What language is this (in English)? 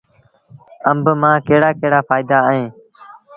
Sindhi Bhil